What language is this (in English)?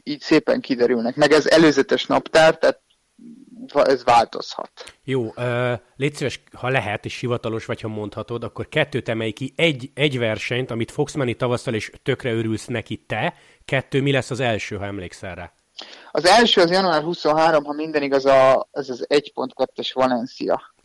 Hungarian